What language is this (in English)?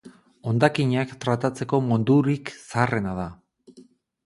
Basque